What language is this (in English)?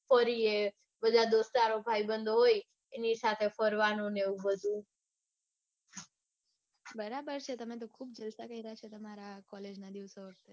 Gujarati